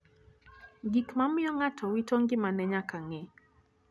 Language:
Luo (Kenya and Tanzania)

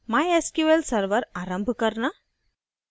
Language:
Hindi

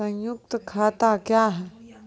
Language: Maithili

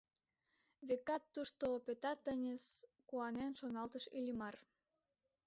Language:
Mari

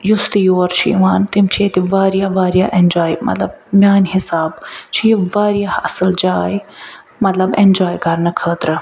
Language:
Kashmiri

